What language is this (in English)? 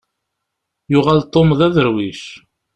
Kabyle